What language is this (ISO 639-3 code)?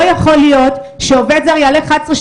heb